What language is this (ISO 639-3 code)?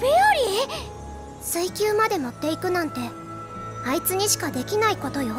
jpn